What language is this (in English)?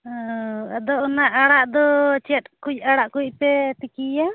Santali